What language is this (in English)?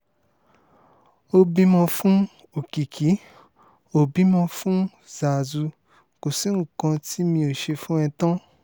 Yoruba